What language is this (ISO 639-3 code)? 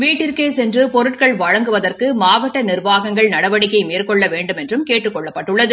tam